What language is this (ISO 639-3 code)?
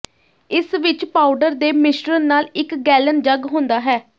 pan